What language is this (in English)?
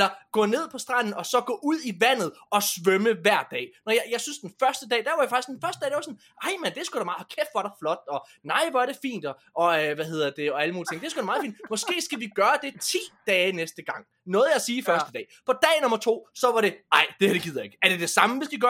Danish